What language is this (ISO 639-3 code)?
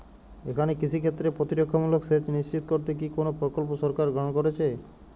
ben